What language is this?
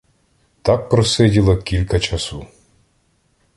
Ukrainian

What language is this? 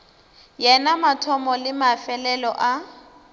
Northern Sotho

